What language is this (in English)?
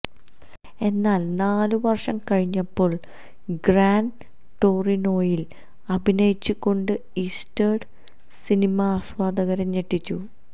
Malayalam